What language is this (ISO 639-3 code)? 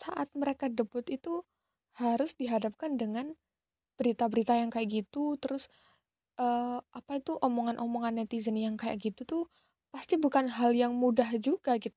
ind